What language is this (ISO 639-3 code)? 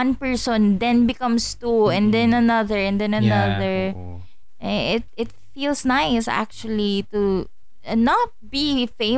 fil